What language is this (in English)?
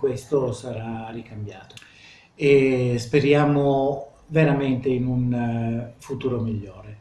Italian